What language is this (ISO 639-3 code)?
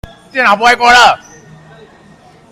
zho